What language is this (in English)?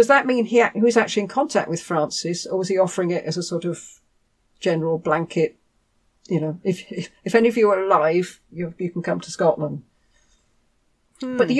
English